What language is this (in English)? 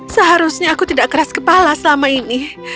Indonesian